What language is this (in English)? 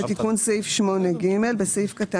Hebrew